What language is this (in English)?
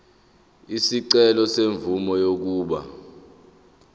Zulu